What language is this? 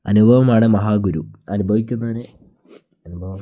Malayalam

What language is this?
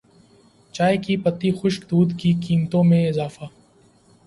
Urdu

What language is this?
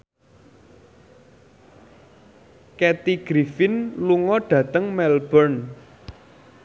Javanese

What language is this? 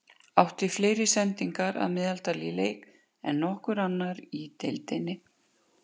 Icelandic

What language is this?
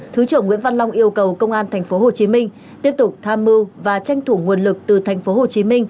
Vietnamese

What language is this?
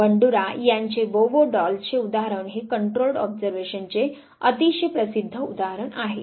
Marathi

